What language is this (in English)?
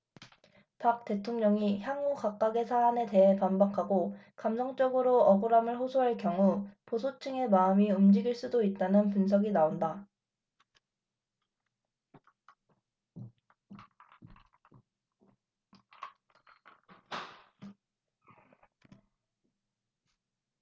Korean